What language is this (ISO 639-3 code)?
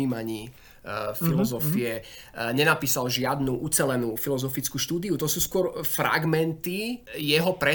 slk